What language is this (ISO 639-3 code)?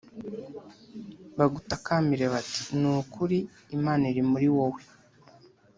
kin